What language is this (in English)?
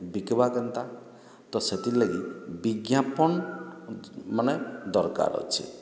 Odia